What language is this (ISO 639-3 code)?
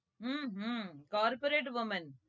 guj